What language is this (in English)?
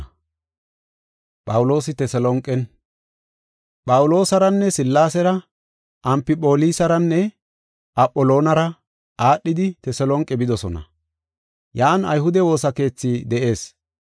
Gofa